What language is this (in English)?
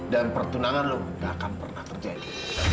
Indonesian